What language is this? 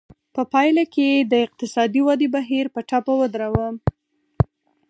Pashto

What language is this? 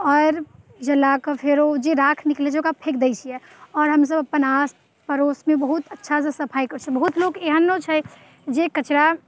Maithili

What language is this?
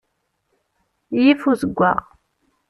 Kabyle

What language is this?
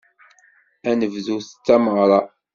Kabyle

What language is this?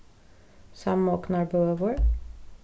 Faroese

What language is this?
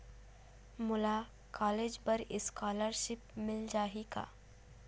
Chhattisgarhi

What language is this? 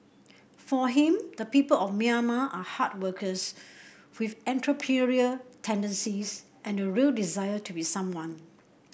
English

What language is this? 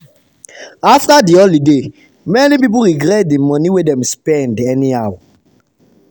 Nigerian Pidgin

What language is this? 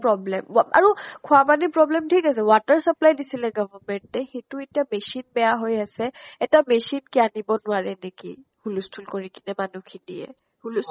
Assamese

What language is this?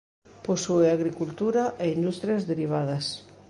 Galician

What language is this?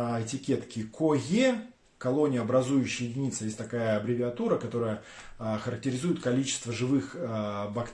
Russian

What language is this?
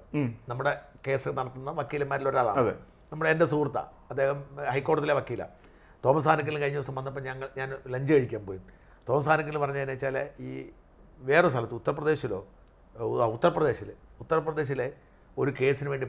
Malayalam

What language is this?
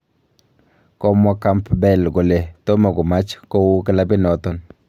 Kalenjin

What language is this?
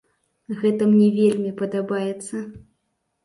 Belarusian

